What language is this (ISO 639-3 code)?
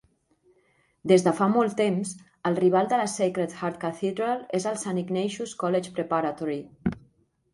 cat